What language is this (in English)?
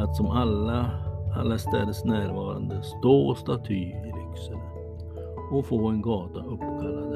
Swedish